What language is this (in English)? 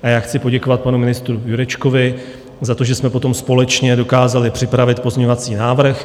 Czech